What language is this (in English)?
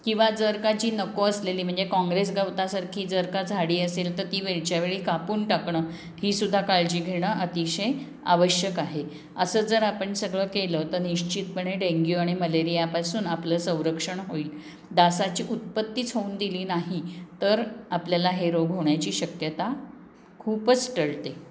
Marathi